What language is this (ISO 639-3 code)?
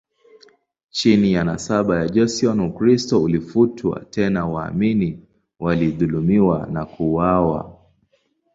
swa